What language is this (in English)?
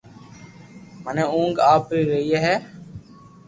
Loarki